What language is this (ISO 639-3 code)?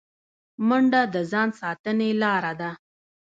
pus